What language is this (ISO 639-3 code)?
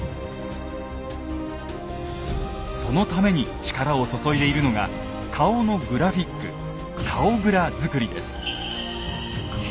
jpn